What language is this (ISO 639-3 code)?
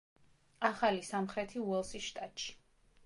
kat